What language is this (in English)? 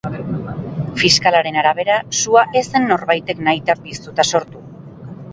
Basque